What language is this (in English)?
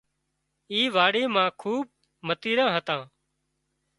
Wadiyara Koli